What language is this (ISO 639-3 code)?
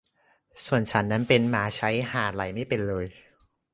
tha